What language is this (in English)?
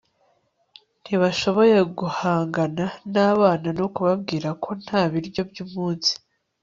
Kinyarwanda